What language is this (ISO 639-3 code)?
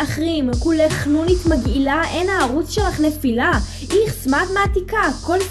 heb